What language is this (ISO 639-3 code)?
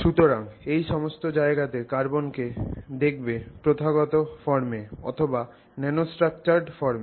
ben